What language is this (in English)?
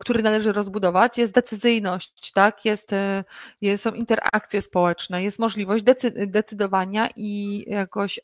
Polish